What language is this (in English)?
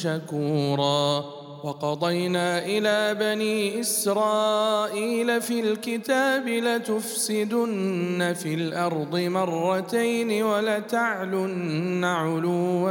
Arabic